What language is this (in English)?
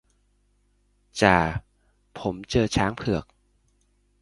Thai